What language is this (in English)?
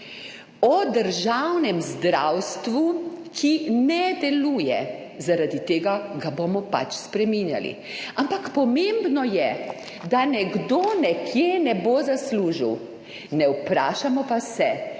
Slovenian